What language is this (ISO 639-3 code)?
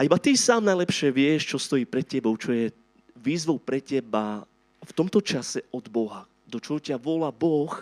slk